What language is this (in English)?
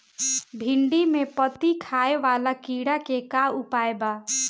Bhojpuri